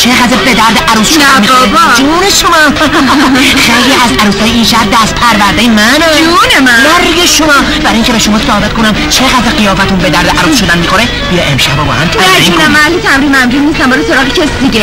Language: Persian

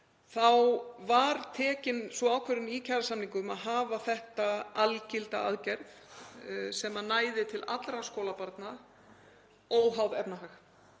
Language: Icelandic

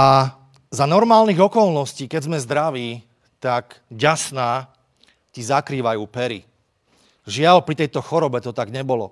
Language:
Slovak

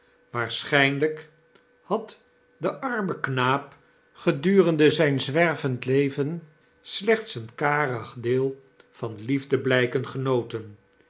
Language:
Dutch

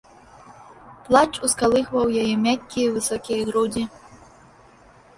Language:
Belarusian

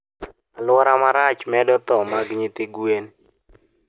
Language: Luo (Kenya and Tanzania)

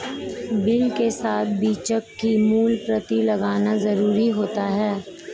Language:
Hindi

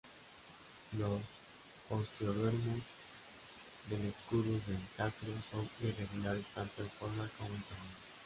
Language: Spanish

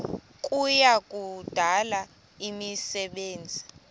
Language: Xhosa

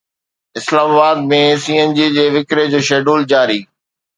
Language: Sindhi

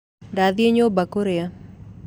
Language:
Kikuyu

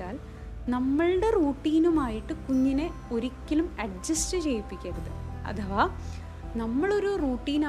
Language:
Malayalam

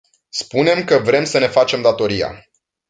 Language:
Romanian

